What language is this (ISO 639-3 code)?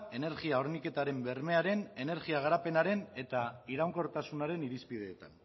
eus